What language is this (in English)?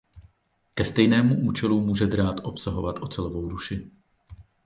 Czech